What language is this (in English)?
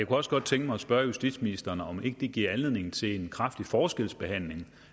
Danish